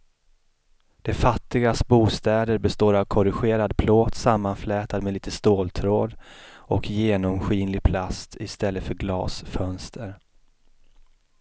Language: Swedish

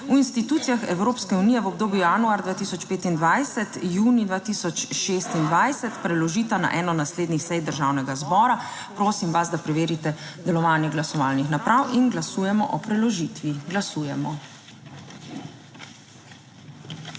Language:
Slovenian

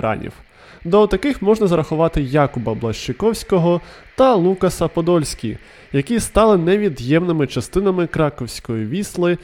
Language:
Ukrainian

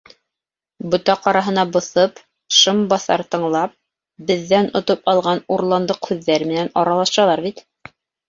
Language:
Bashkir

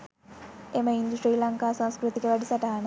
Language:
Sinhala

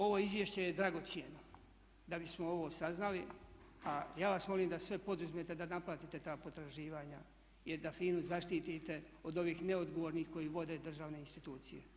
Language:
Croatian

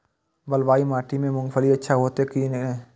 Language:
Maithili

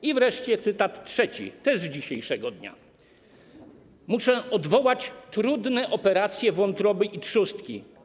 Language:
Polish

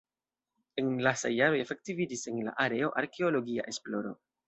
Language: Esperanto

